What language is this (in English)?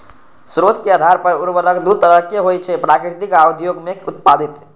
Maithili